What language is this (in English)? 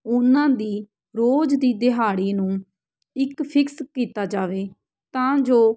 Punjabi